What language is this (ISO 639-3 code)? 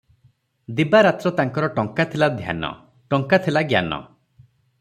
ori